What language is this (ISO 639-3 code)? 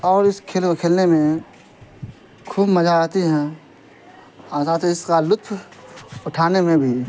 urd